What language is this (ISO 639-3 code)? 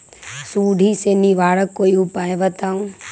mag